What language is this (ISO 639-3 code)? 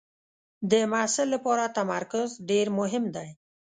pus